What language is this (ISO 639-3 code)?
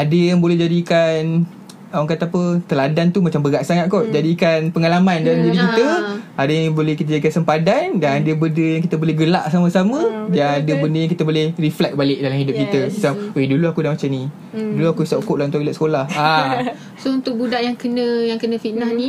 msa